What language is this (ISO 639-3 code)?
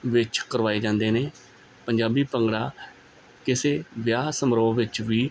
pan